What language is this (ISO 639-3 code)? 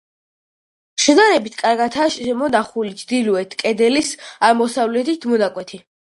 kat